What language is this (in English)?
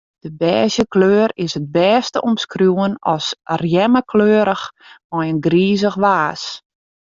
Western Frisian